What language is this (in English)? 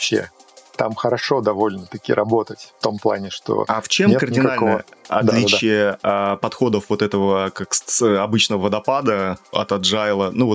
Russian